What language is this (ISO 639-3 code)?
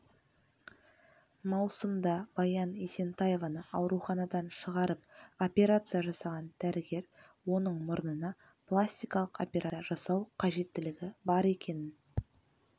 kaz